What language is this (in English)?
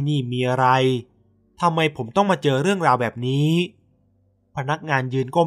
Thai